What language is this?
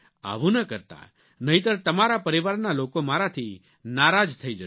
Gujarati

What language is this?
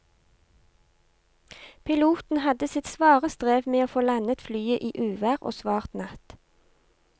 Norwegian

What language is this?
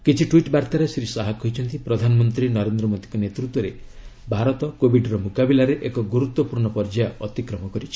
Odia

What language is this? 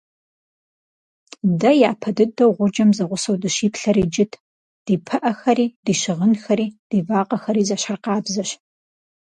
Kabardian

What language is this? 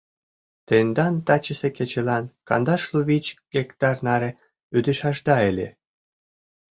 Mari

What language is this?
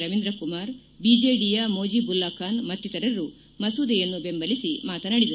Kannada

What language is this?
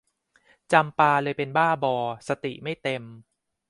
Thai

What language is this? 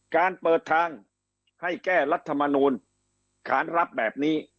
Thai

